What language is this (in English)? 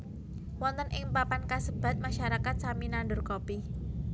Javanese